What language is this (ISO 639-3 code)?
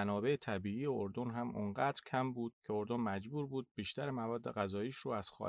fas